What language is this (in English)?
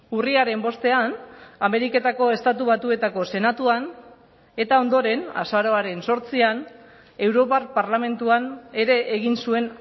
Basque